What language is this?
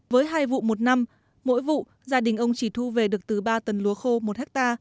Vietnamese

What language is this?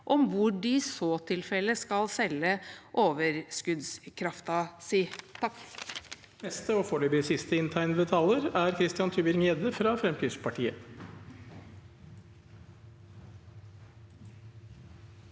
Norwegian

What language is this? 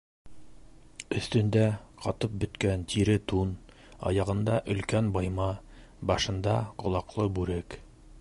Bashkir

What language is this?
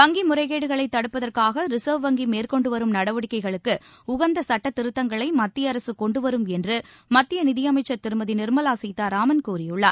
Tamil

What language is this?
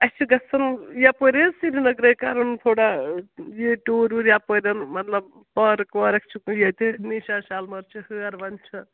Kashmiri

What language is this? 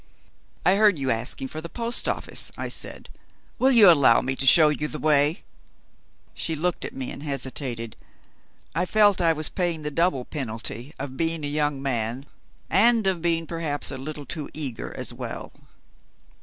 English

